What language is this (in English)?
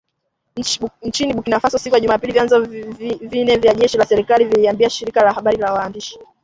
Swahili